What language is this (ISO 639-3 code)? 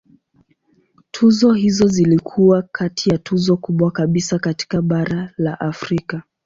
swa